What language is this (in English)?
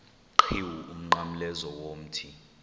Xhosa